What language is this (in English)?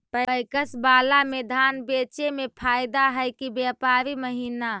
Magahi